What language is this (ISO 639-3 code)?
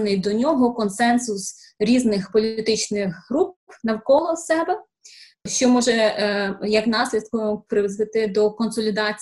ukr